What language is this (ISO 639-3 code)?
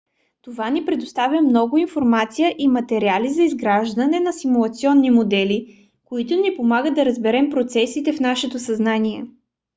bul